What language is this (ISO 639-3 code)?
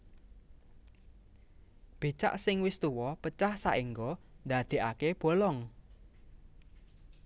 jav